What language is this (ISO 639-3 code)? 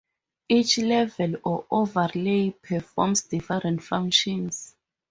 eng